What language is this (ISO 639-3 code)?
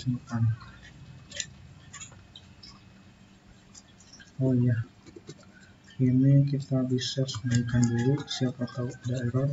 ind